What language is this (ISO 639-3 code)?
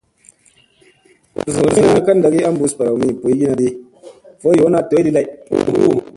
mse